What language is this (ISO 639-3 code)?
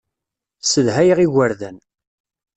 kab